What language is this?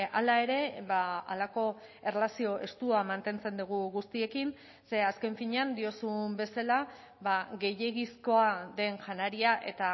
Basque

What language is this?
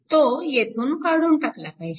Marathi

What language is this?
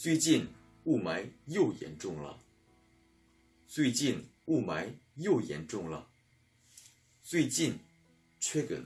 Korean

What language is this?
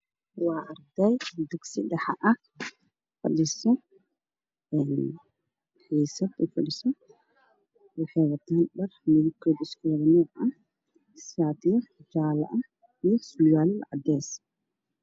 Somali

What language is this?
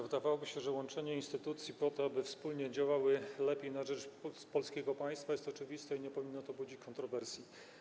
Polish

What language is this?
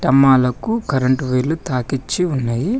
Telugu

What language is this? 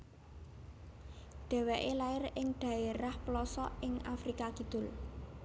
Javanese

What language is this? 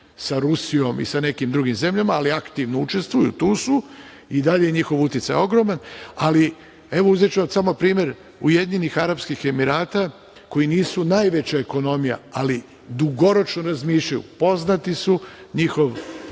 Serbian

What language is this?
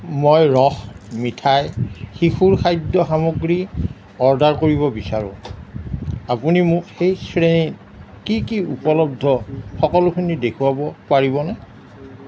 Assamese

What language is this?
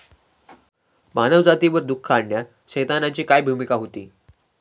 Marathi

